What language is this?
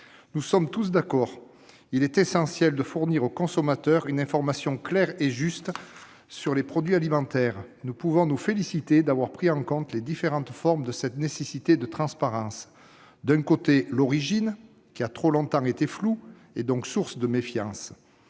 French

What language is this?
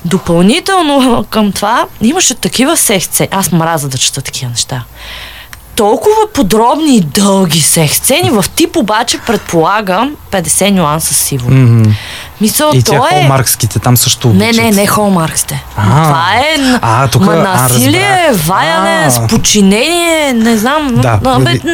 Bulgarian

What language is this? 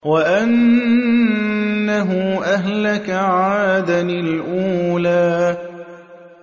Arabic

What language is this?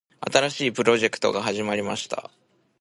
Japanese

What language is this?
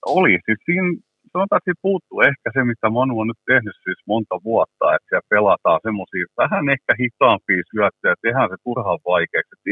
Finnish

